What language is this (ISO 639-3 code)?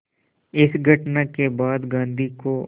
hin